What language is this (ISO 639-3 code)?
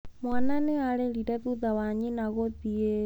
kik